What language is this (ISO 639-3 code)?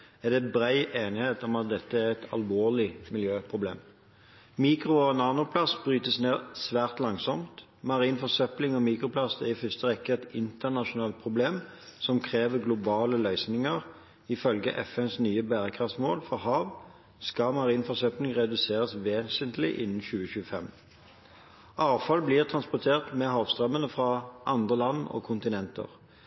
nob